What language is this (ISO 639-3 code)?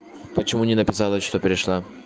rus